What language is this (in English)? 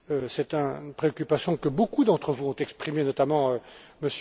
French